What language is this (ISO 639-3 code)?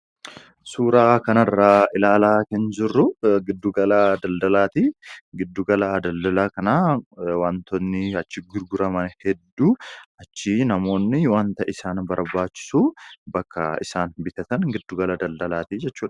orm